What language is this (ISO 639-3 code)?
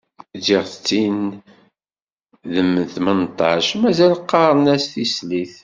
kab